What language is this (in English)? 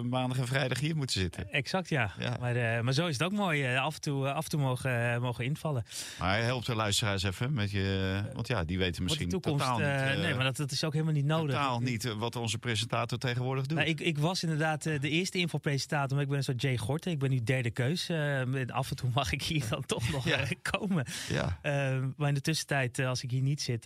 Dutch